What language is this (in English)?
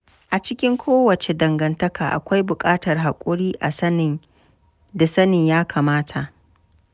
Hausa